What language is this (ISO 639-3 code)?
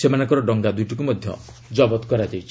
ori